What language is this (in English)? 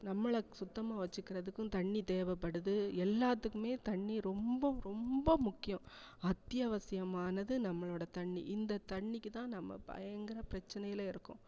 Tamil